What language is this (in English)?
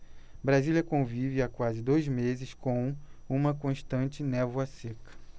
Portuguese